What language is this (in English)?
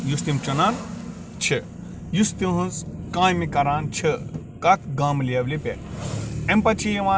Kashmiri